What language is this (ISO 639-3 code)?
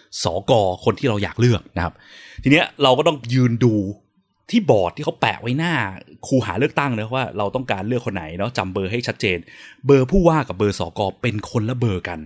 tha